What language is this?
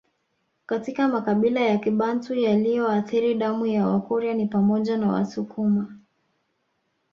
Swahili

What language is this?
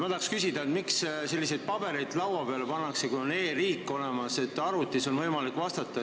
Estonian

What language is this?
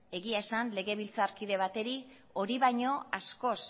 Basque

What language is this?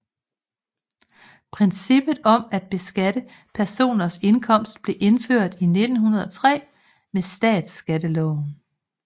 Danish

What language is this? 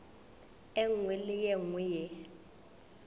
Northern Sotho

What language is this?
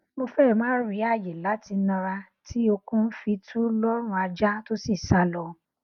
Yoruba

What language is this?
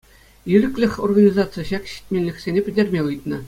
Chuvash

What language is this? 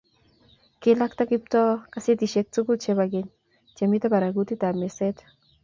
Kalenjin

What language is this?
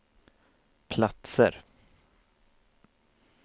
Swedish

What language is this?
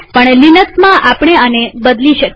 Gujarati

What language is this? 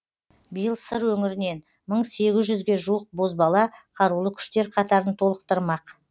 Kazakh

